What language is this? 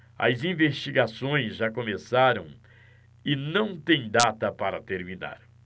Portuguese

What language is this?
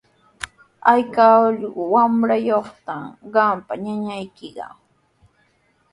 Sihuas Ancash Quechua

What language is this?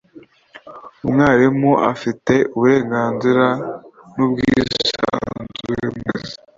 Kinyarwanda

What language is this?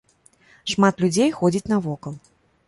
Belarusian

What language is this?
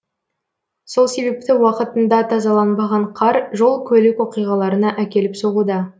Kazakh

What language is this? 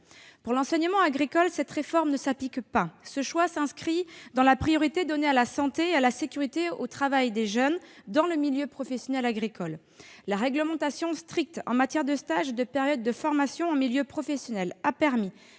French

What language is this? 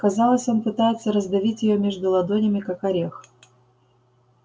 Russian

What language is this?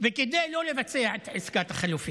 Hebrew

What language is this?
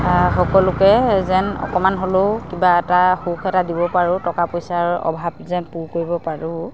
Assamese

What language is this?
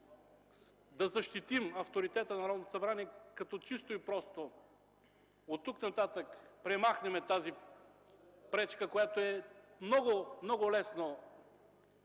Bulgarian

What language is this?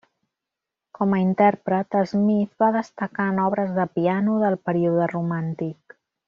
Catalan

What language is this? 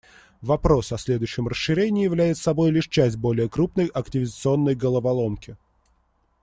Russian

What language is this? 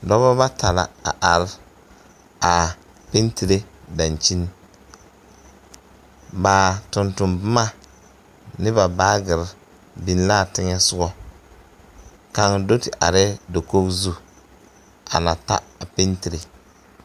Southern Dagaare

